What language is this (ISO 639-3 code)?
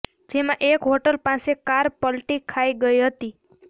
guj